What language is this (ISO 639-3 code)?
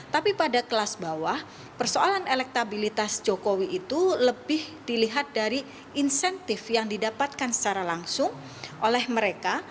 ind